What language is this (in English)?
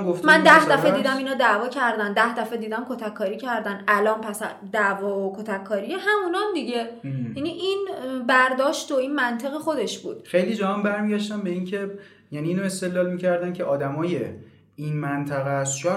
Persian